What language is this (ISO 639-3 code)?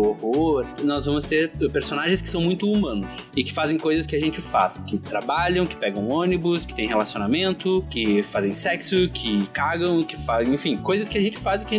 por